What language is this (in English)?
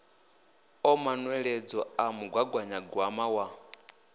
Venda